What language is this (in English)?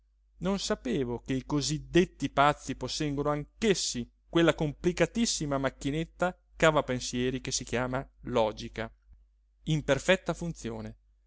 Italian